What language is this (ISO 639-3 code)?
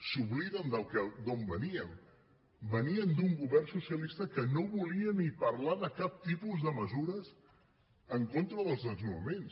cat